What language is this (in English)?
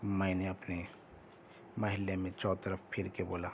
Urdu